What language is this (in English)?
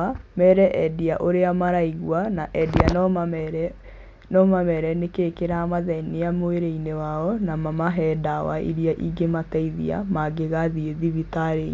Kikuyu